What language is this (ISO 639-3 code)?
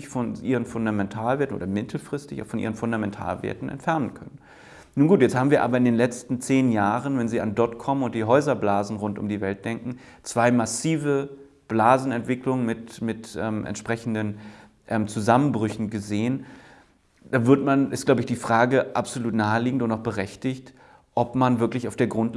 deu